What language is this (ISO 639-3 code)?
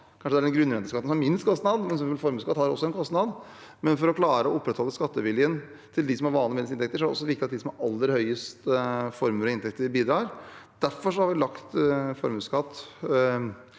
nor